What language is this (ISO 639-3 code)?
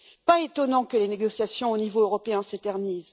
fra